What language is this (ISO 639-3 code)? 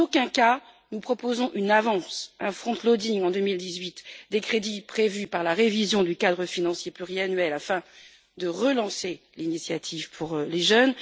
fra